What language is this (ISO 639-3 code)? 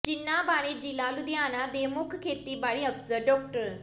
pan